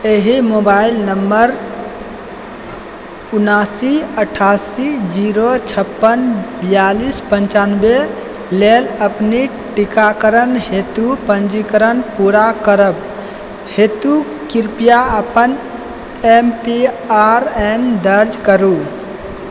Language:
Maithili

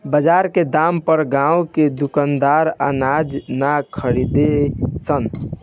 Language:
Bhojpuri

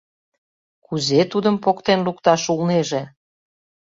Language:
Mari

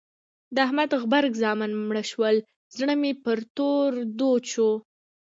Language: Pashto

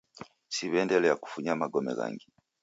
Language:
Taita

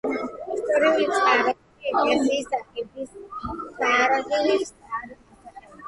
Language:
Georgian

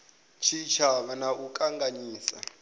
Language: Venda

